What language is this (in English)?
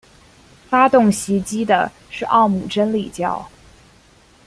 Chinese